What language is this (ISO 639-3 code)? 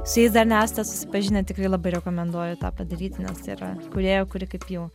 lit